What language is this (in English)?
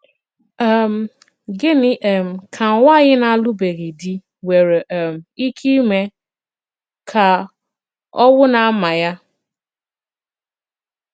Igbo